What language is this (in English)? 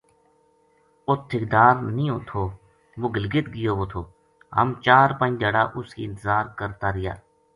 Gujari